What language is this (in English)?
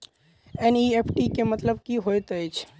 Maithili